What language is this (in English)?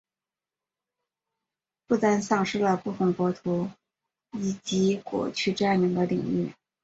Chinese